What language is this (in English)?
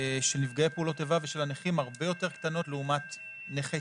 Hebrew